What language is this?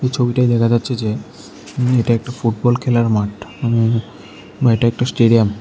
Bangla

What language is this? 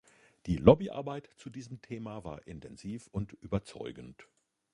German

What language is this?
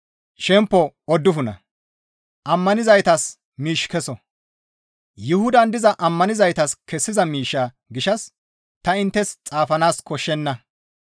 Gamo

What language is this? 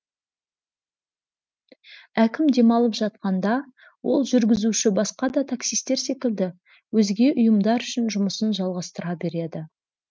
Kazakh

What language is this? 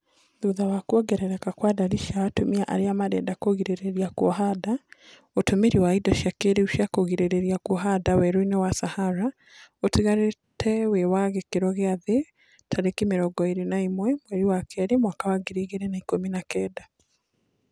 Kikuyu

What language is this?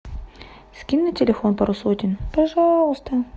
Russian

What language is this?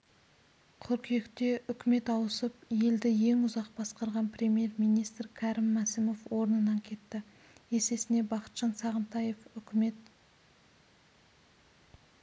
Kazakh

